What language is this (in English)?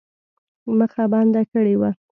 Pashto